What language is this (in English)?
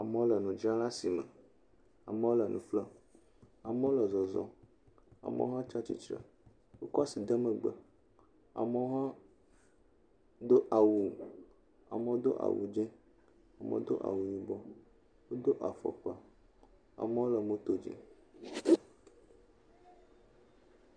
Ewe